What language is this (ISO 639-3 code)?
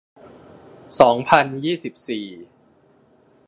tha